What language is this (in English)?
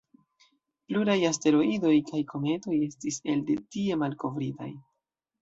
Esperanto